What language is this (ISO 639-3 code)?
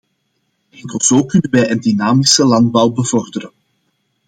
nld